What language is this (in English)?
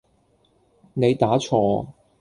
Cantonese